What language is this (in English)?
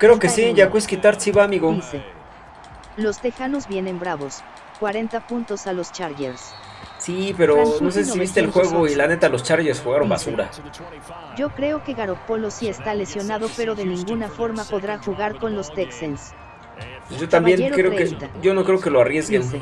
Spanish